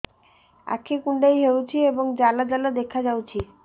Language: Odia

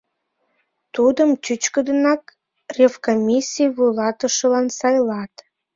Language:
Mari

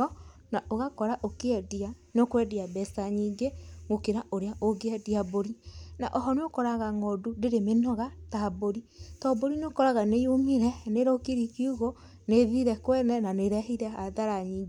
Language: Kikuyu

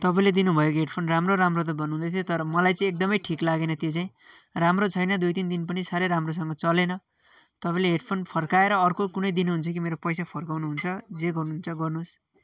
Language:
Nepali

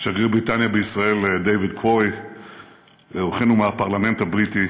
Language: Hebrew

